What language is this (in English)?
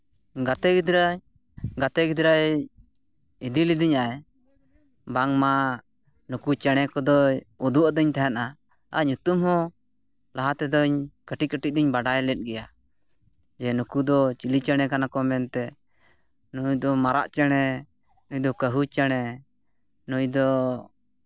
Santali